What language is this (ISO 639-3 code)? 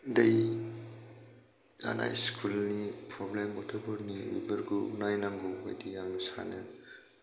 brx